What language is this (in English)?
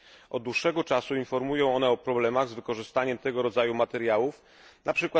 Polish